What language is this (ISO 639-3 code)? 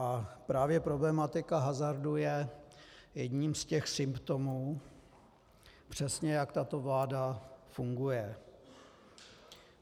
ces